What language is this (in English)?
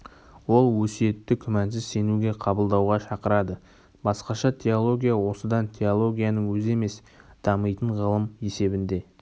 Kazakh